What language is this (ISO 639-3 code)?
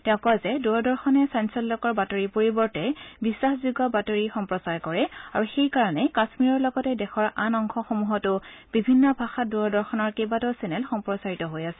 asm